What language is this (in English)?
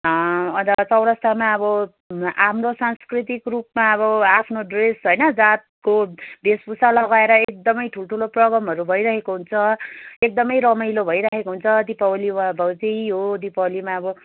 Nepali